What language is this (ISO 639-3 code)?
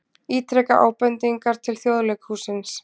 isl